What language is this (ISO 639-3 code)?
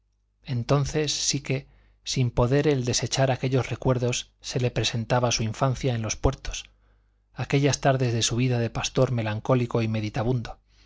spa